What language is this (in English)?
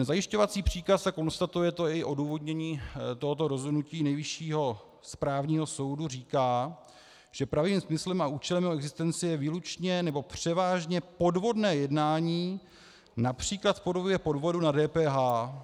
Czech